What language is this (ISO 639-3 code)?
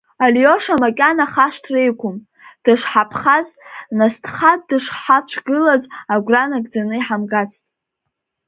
abk